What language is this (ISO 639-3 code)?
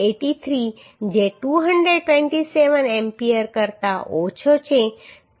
guj